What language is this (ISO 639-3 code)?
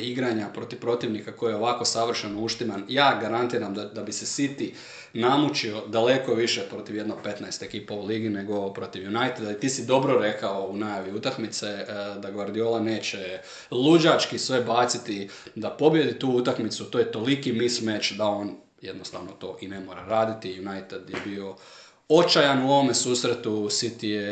hrv